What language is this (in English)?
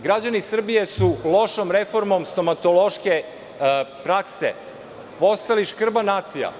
Serbian